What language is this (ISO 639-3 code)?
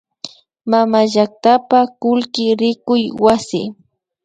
qvi